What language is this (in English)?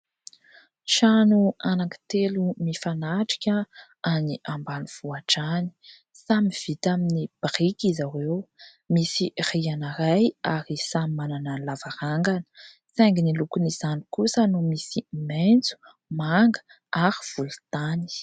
Malagasy